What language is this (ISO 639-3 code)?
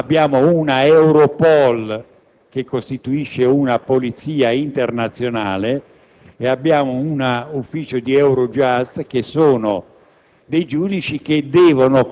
ita